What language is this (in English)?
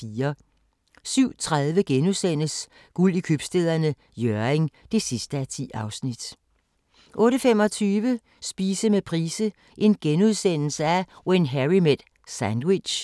Danish